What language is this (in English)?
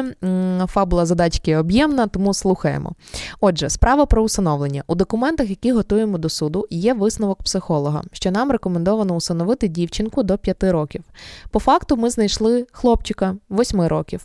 Ukrainian